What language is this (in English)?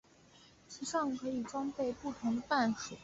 Chinese